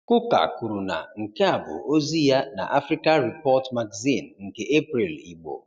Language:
Igbo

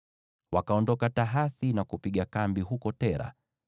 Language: Swahili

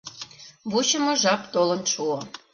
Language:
Mari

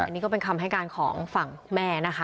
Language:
Thai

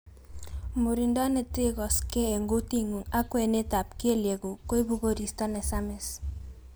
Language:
Kalenjin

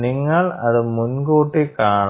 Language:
Malayalam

